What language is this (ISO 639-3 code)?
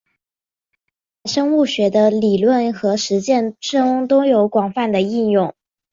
zho